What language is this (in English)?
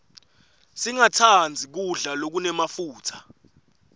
Swati